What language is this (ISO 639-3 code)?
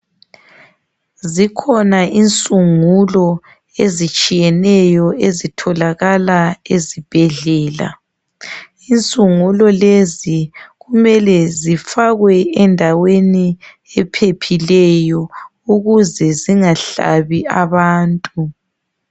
nde